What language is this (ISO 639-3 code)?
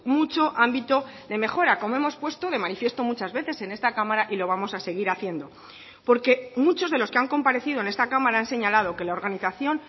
spa